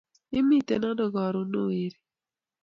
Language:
Kalenjin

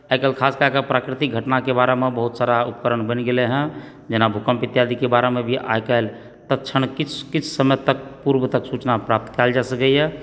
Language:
Maithili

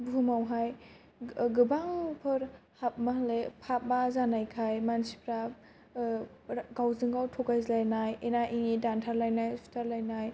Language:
Bodo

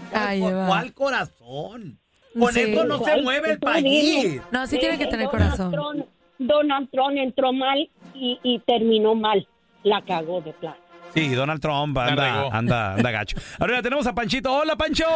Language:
Spanish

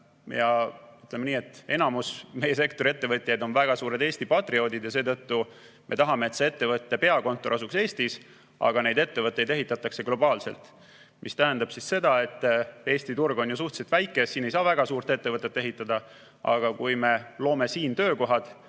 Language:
Estonian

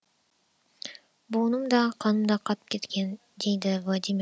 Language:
Kazakh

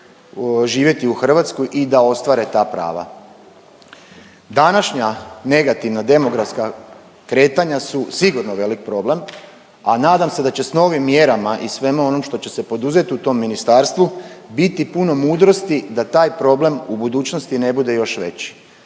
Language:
Croatian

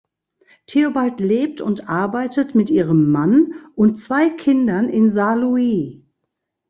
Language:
German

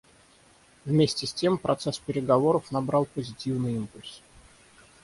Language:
Russian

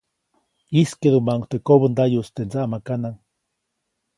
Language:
Copainalá Zoque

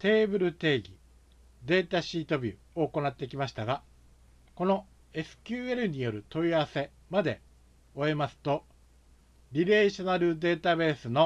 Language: Japanese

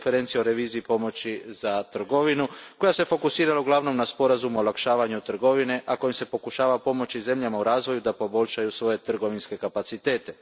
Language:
Croatian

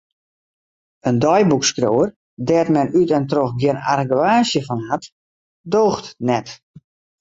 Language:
Western Frisian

